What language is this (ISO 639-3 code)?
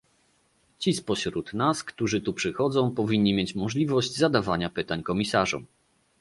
pol